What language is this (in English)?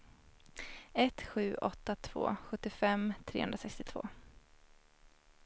Swedish